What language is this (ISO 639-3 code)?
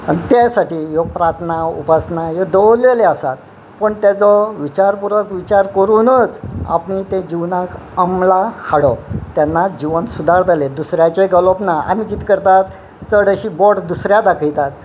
kok